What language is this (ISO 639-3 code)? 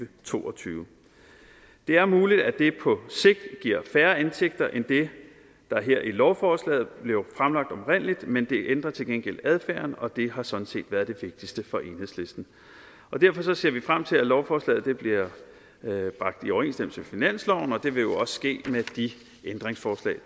dan